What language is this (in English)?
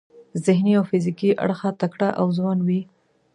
Pashto